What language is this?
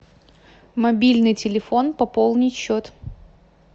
Russian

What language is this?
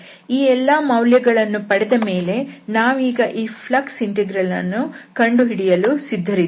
Kannada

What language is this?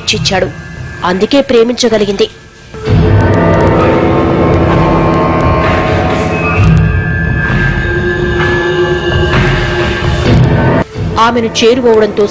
Romanian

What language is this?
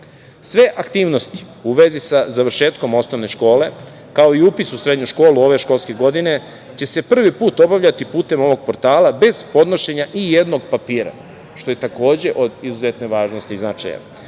Serbian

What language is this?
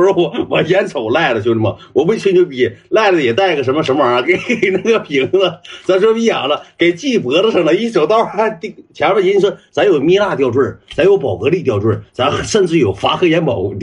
Chinese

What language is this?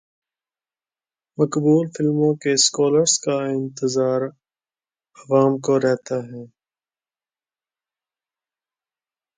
Urdu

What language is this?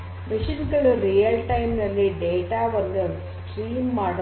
Kannada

